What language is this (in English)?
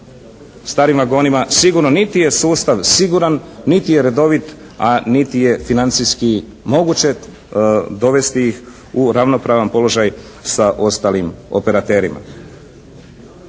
Croatian